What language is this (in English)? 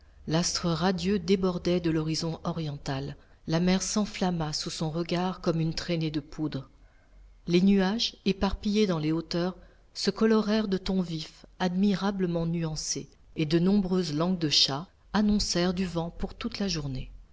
French